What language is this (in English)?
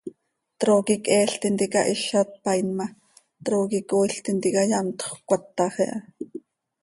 Seri